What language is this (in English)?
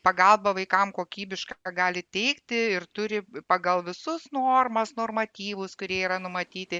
Lithuanian